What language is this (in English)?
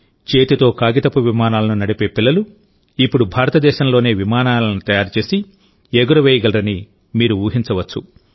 Telugu